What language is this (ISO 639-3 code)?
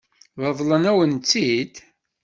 kab